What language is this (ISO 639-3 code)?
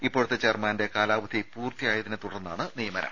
mal